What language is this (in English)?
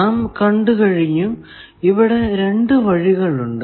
Malayalam